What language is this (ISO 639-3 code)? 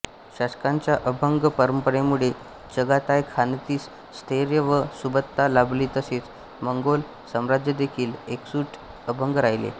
mar